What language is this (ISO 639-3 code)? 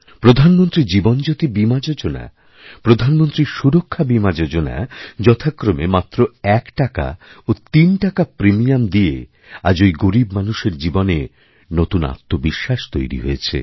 ben